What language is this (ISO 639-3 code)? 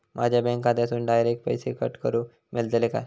mar